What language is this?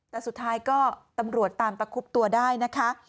Thai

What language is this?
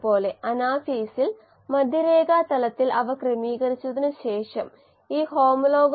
Malayalam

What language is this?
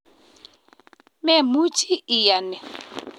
Kalenjin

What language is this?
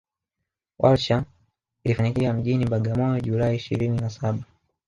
Swahili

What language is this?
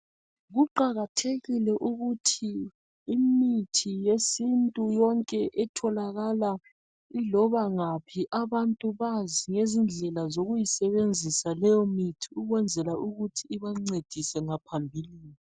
North Ndebele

